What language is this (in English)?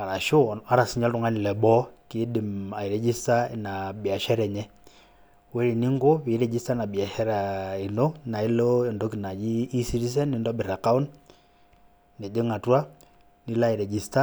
Masai